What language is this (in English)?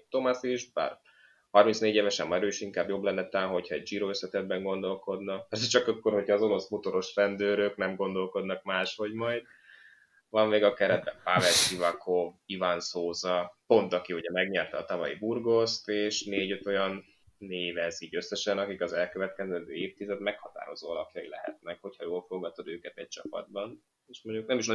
Hungarian